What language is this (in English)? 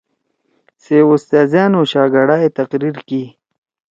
Torwali